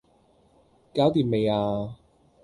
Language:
Cantonese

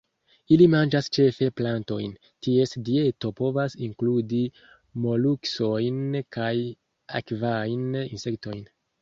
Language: Esperanto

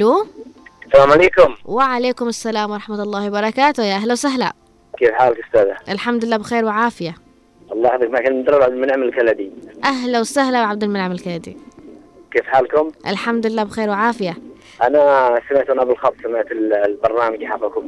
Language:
Arabic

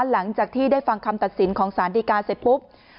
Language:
Thai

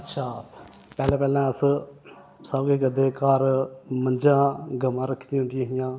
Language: Dogri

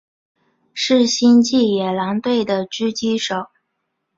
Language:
Chinese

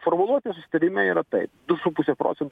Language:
Lithuanian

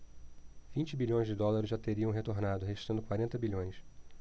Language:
Portuguese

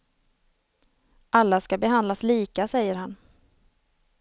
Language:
Swedish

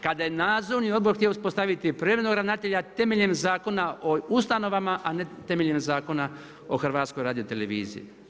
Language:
Croatian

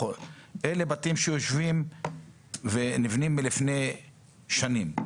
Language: Hebrew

